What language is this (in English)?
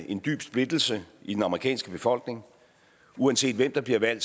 Danish